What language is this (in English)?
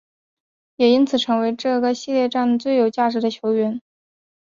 Chinese